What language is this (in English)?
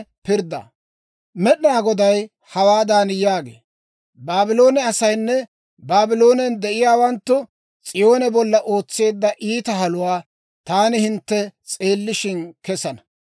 Dawro